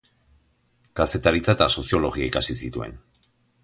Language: Basque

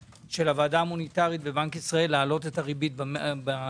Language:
Hebrew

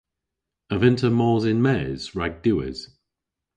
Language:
Cornish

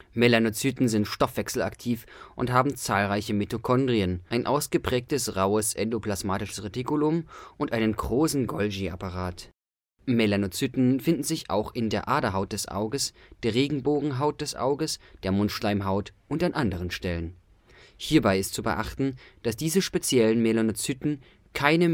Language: German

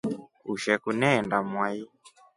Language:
Rombo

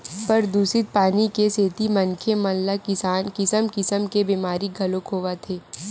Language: Chhattisgarhi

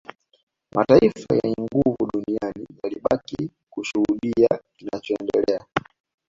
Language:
Swahili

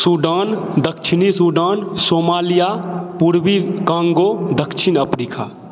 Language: Maithili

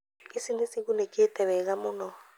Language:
Kikuyu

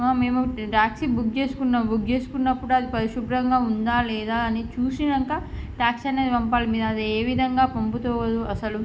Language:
Telugu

